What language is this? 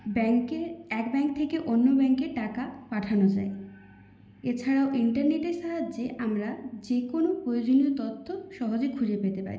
Bangla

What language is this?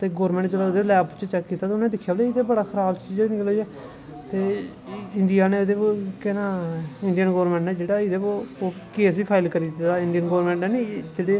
Dogri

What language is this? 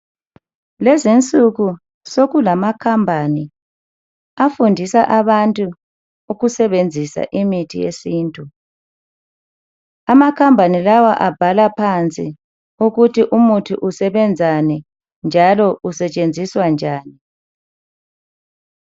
North Ndebele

